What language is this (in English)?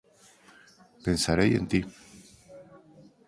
Galician